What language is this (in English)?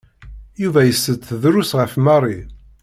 Kabyle